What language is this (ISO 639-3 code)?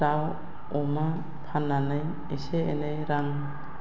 brx